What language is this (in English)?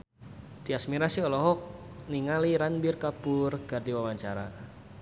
Sundanese